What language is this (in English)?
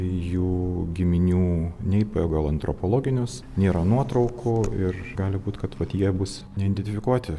Lithuanian